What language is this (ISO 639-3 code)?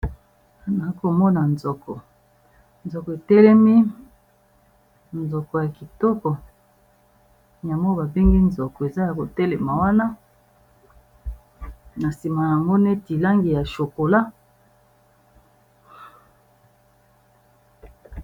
lin